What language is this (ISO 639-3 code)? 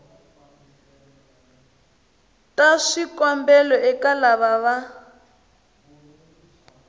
tso